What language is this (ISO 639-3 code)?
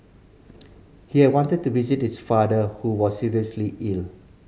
eng